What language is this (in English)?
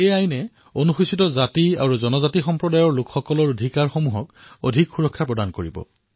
Assamese